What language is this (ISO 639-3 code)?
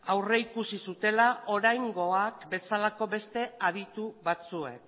eus